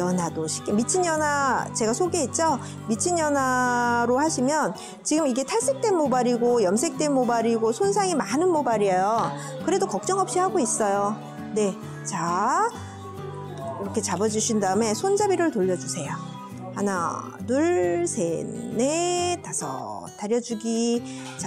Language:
Korean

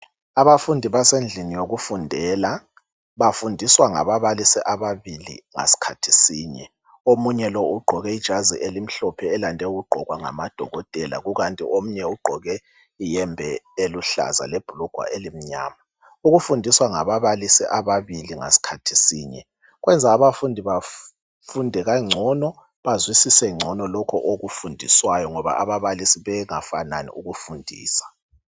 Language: North Ndebele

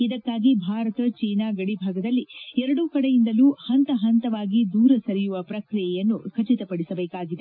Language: Kannada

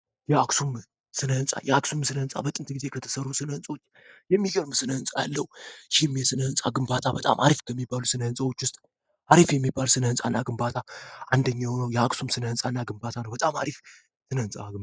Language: Amharic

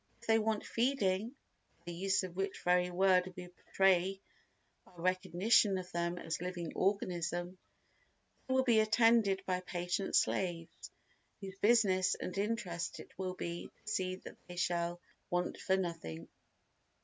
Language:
English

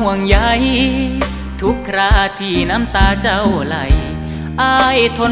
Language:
Thai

